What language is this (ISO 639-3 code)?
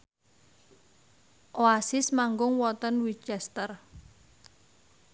jav